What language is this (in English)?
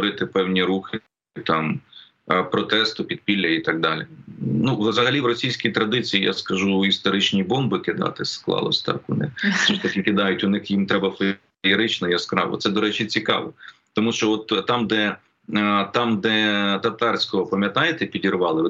Ukrainian